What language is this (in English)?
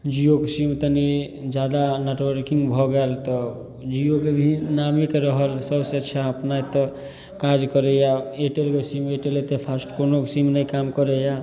Maithili